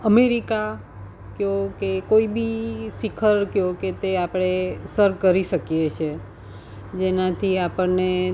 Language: Gujarati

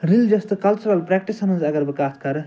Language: Kashmiri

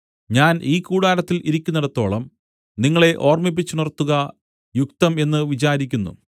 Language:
Malayalam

